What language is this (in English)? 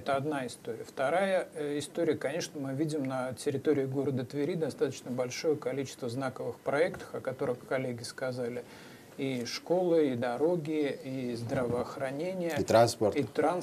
Russian